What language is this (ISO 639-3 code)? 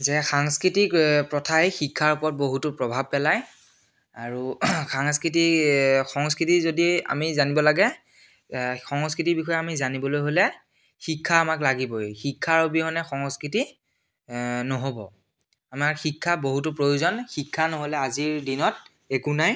asm